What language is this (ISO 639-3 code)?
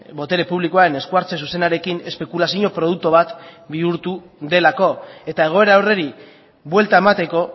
eus